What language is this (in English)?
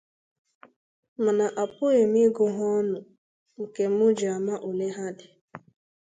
Igbo